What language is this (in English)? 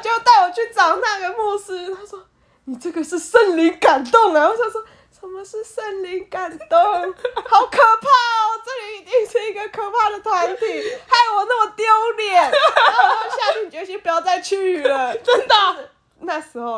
Chinese